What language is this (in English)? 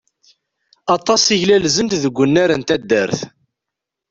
Kabyle